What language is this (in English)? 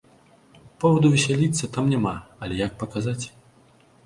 Belarusian